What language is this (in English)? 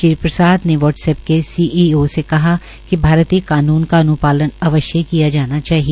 Hindi